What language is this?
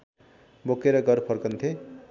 Nepali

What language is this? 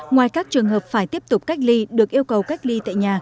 Vietnamese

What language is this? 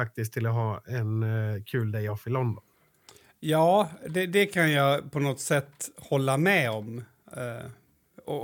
Swedish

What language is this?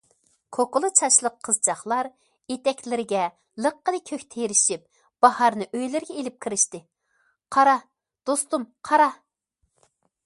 Uyghur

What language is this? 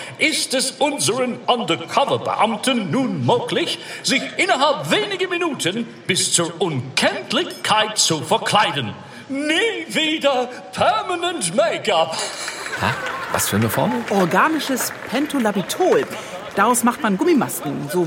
German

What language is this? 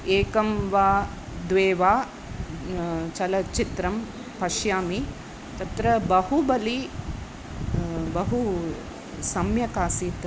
Sanskrit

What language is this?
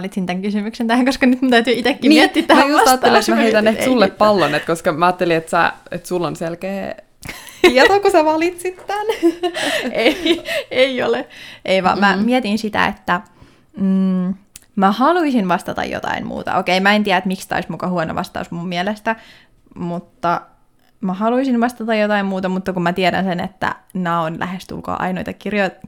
Finnish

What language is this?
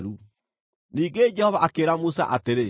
Kikuyu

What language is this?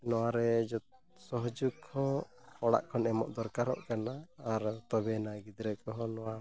Santali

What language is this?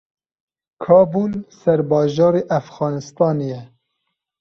Kurdish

